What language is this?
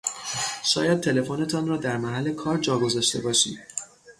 Persian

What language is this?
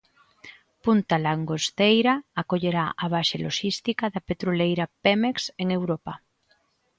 Galician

